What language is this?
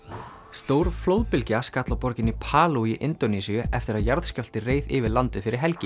Icelandic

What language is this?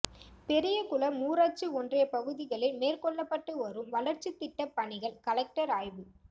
Tamil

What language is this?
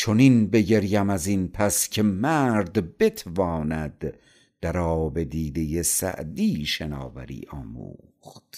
Persian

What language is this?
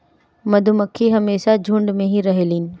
Bhojpuri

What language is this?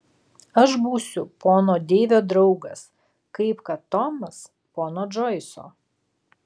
Lithuanian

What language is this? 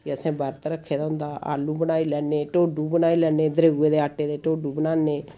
Dogri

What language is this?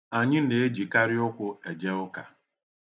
Igbo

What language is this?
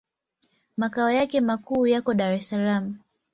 Swahili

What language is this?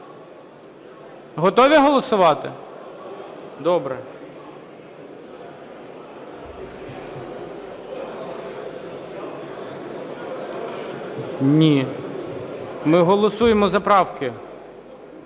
Ukrainian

